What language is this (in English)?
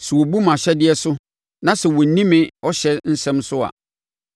Akan